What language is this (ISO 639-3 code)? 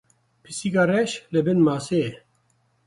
kur